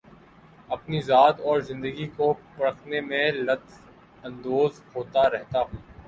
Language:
Urdu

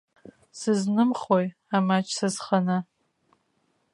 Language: Abkhazian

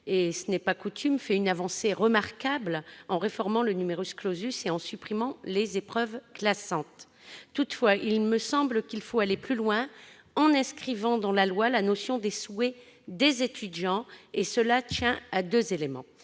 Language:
French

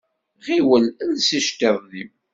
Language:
Kabyle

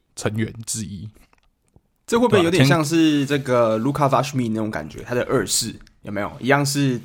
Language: Chinese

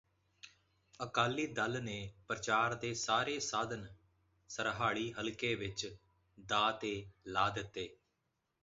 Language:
Punjabi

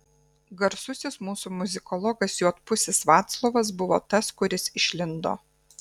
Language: Lithuanian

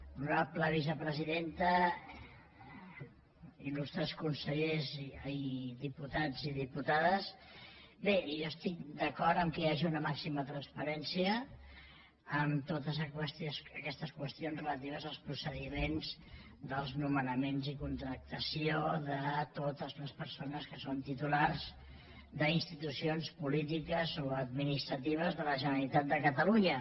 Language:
Catalan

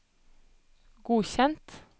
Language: Norwegian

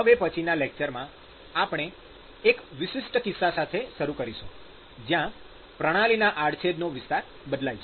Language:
Gujarati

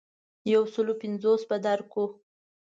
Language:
Pashto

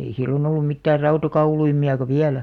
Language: Finnish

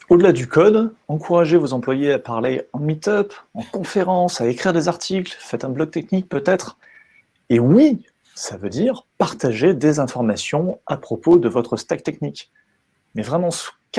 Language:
French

